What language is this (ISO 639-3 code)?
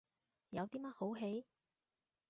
yue